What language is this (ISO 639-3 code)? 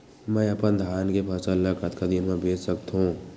hne